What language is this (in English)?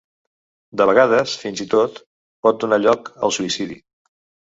Catalan